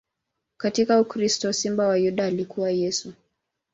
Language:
Swahili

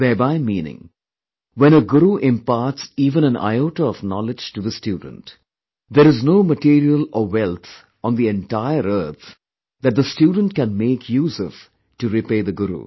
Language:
English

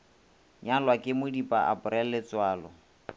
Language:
Northern Sotho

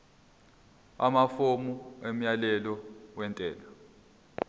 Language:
Zulu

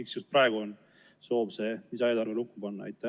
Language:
Estonian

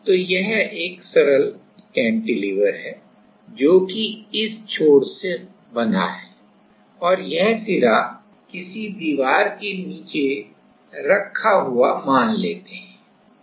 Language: Hindi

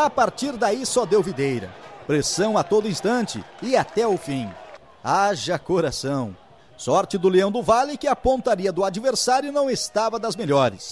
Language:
Portuguese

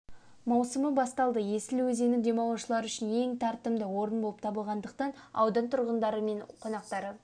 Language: Kazakh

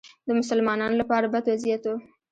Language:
Pashto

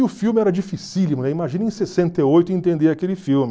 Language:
Portuguese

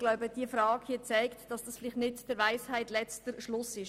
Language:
Swiss German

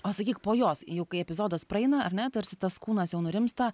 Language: Lithuanian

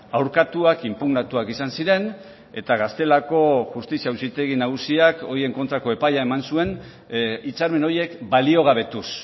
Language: Basque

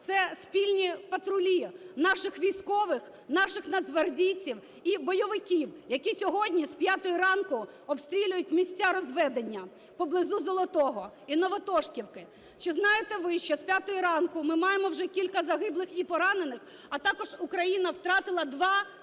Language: Ukrainian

